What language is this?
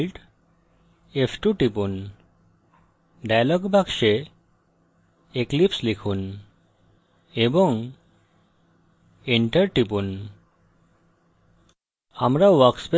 Bangla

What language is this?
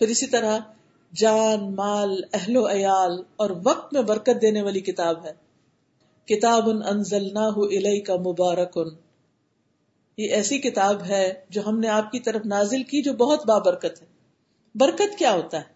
Urdu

